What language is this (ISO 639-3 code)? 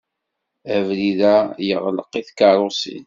kab